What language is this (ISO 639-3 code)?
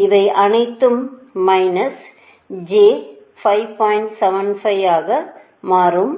tam